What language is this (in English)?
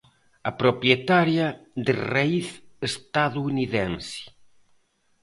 Galician